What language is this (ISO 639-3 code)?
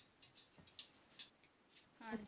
pan